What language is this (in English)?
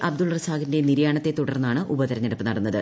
Malayalam